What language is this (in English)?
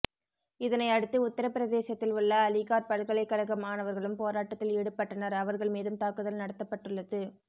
Tamil